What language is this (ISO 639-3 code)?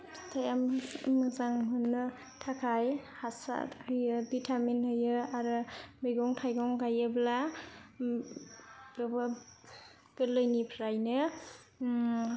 brx